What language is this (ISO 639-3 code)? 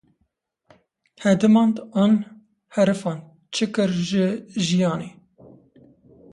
kur